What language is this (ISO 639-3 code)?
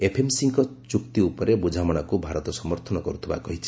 ori